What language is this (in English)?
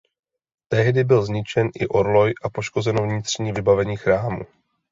Czech